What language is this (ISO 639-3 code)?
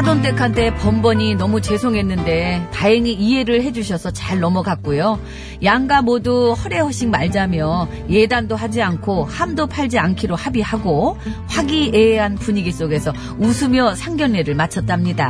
kor